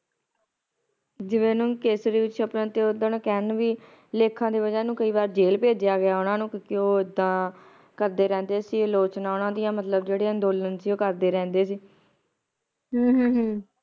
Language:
Punjabi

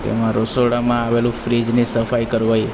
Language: Gujarati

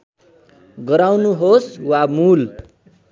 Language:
Nepali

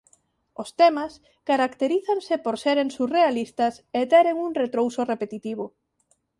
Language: Galician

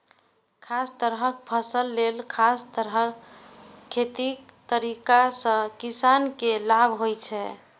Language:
Maithili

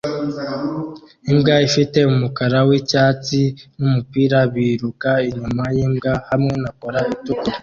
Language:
Kinyarwanda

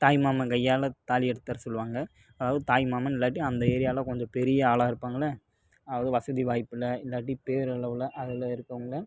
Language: Tamil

